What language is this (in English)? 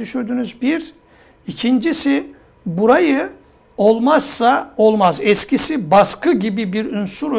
Turkish